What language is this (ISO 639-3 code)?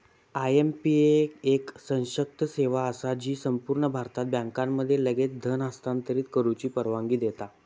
mar